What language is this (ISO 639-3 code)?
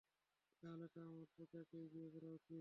ben